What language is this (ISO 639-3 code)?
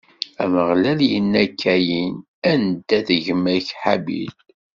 kab